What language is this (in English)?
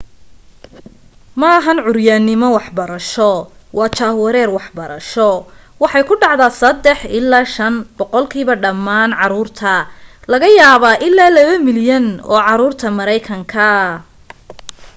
Somali